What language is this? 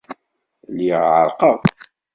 Kabyle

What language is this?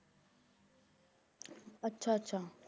Punjabi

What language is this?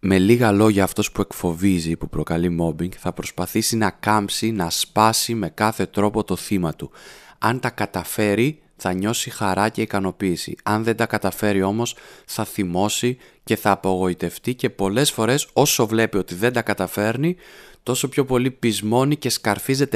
Greek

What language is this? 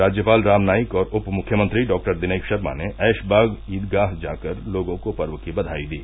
Hindi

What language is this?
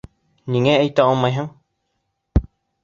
Bashkir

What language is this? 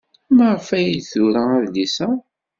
Kabyle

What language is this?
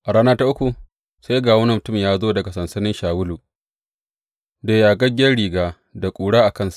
Hausa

